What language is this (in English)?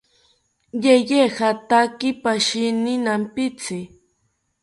South Ucayali Ashéninka